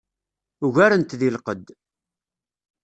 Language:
Kabyle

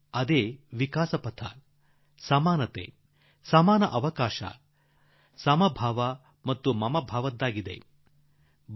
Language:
Kannada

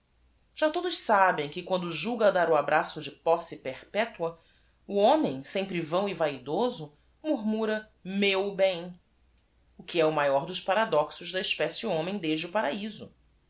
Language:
Portuguese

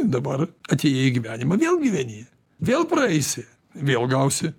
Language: Lithuanian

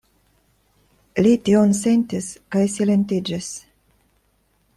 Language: Esperanto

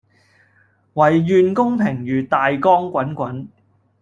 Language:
Cantonese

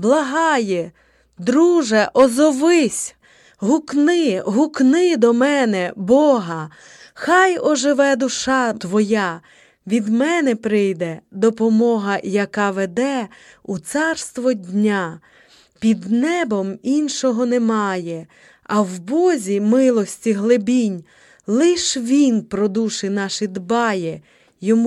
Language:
Ukrainian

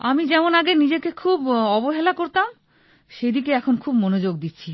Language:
Bangla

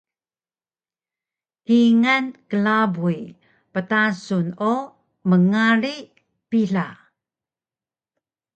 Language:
Taroko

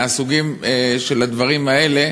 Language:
Hebrew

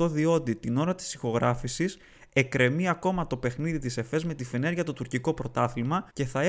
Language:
Greek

